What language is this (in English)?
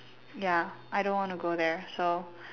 English